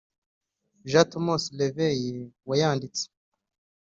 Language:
Kinyarwanda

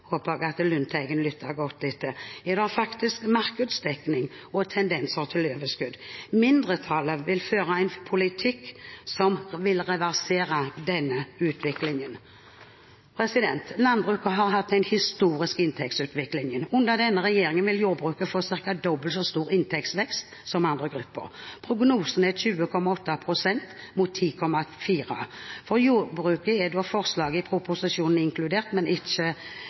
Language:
Norwegian Bokmål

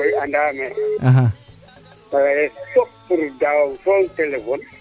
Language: Serer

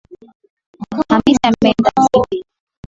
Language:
Swahili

